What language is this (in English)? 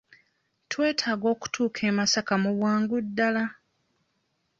Ganda